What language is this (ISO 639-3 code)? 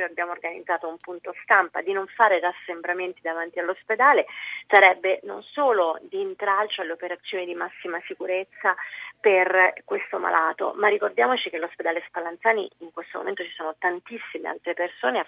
ita